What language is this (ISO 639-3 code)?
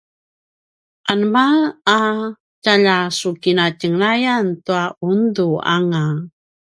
pwn